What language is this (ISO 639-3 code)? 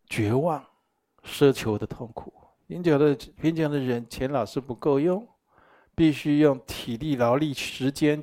zho